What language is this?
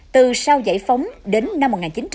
Vietnamese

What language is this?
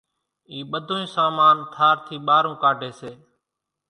Kachi Koli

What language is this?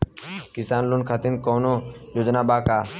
Bhojpuri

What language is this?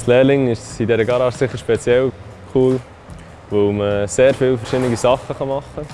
German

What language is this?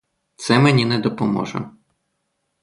Ukrainian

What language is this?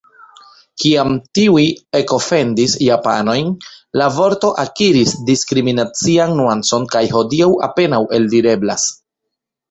Esperanto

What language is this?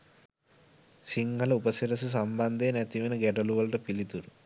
Sinhala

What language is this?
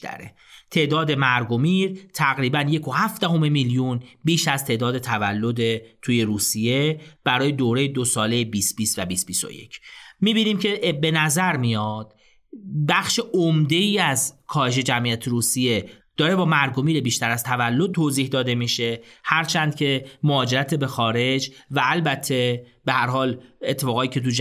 Persian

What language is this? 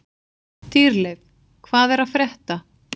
Icelandic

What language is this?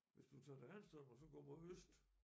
Danish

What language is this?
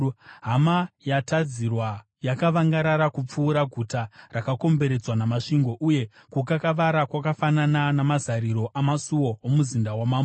Shona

